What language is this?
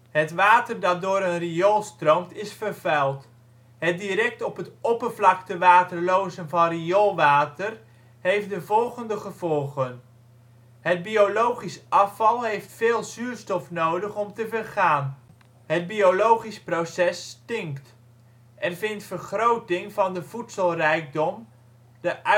Dutch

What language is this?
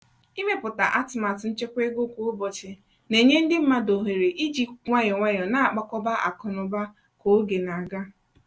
Igbo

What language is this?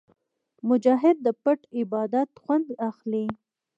Pashto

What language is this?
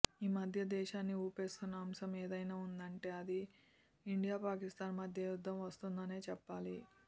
Telugu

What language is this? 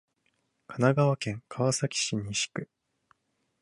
Japanese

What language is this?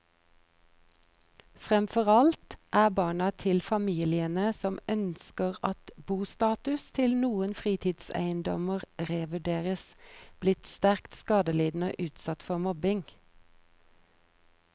Norwegian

